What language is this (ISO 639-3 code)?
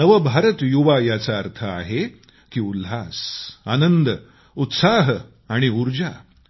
mar